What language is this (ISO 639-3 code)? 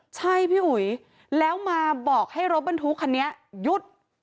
tha